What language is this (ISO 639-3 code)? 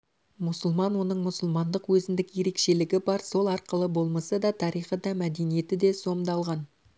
kaz